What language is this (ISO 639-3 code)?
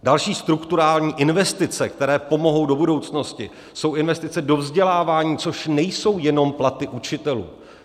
ces